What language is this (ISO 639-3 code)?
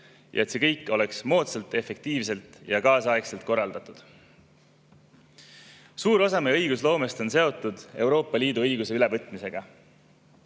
est